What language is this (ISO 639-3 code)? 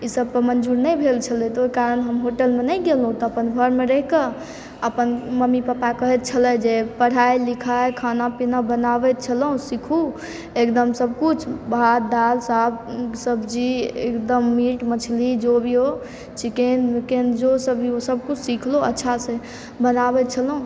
mai